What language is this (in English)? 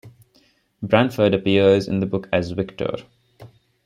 English